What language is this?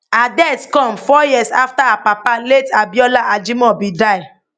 Nigerian Pidgin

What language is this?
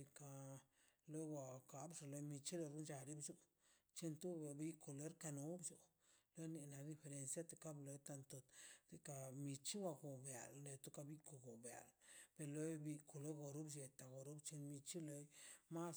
Mazaltepec Zapotec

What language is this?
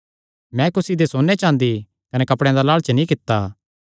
Kangri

